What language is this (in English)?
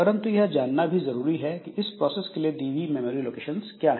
Hindi